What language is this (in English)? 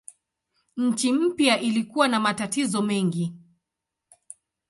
Swahili